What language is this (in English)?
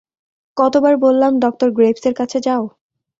Bangla